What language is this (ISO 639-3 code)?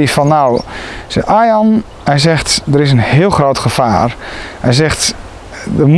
nld